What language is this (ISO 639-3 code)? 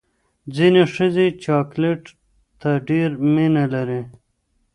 pus